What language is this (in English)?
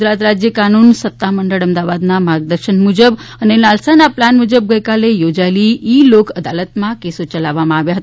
Gujarati